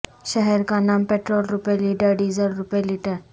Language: Urdu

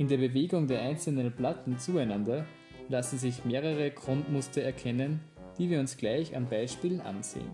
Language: German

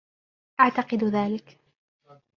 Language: Arabic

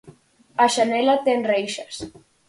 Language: Galician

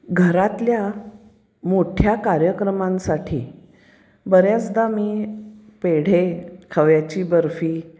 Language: Marathi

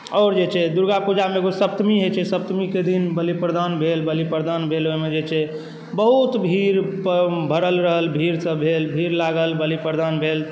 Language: Maithili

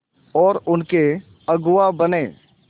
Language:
Hindi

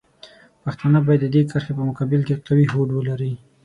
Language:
Pashto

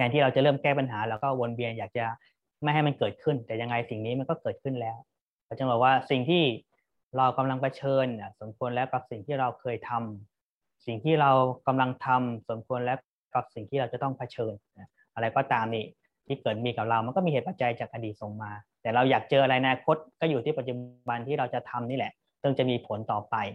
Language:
Thai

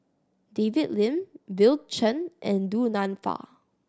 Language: English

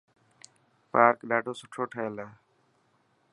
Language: Dhatki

